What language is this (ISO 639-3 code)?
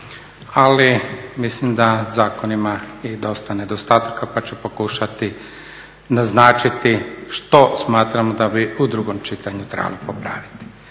hrv